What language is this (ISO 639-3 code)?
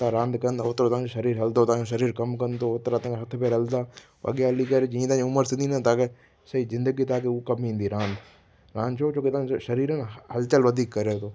snd